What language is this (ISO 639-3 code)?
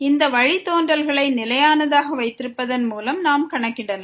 tam